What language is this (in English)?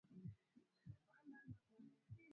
Swahili